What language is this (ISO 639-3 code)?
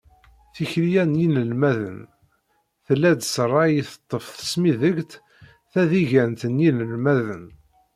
kab